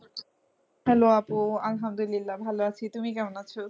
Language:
Bangla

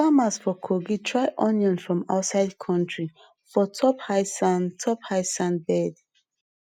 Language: Nigerian Pidgin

